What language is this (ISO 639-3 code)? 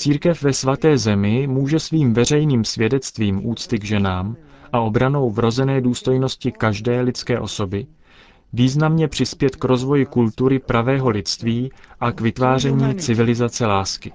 ces